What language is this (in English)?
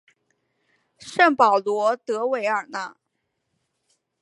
Chinese